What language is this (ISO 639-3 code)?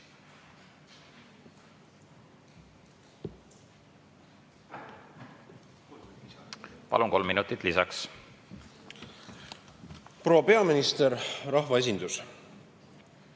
est